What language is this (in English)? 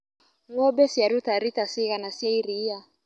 Kikuyu